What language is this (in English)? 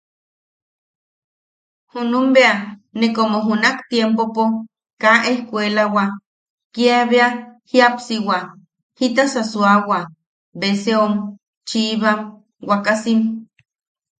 Yaqui